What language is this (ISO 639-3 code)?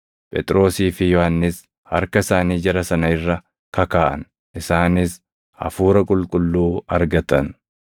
orm